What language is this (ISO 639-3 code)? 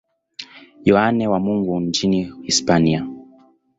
swa